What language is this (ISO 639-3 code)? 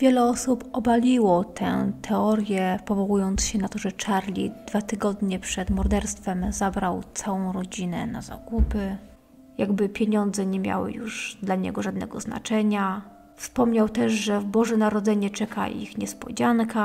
pol